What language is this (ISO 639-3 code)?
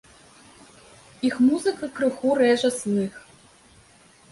bel